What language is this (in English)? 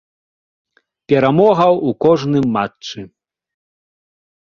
Belarusian